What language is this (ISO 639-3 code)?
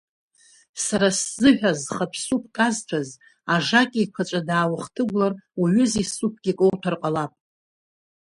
abk